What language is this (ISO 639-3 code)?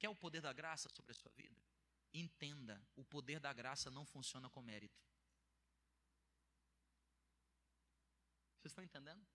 por